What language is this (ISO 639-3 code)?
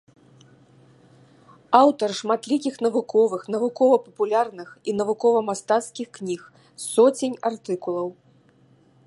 bel